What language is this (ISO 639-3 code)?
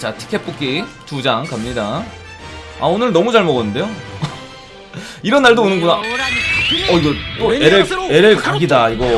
kor